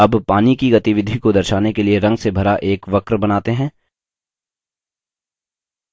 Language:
Hindi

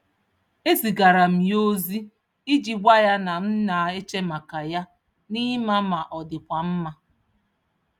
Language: Igbo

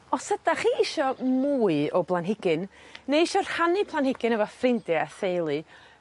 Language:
Welsh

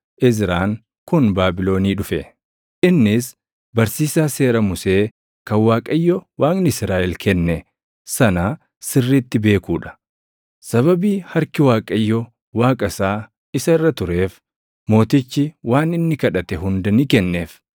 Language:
Oromo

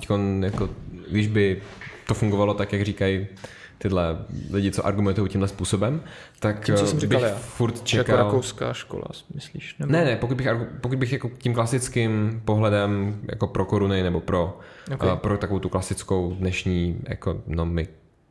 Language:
Czech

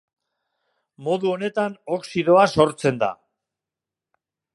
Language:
Basque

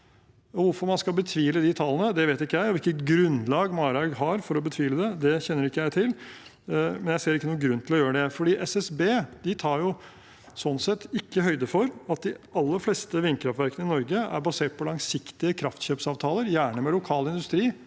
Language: Norwegian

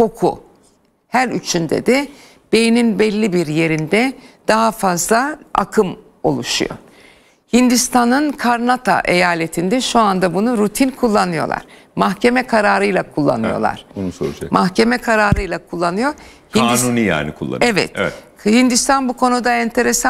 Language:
Turkish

